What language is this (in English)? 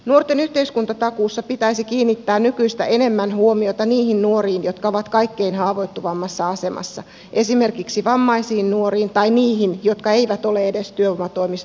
Finnish